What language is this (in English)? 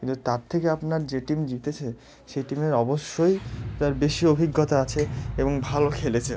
Bangla